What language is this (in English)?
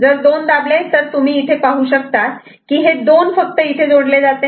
Marathi